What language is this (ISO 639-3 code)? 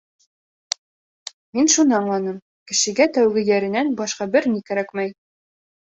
bak